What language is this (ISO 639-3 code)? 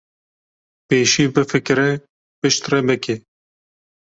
kur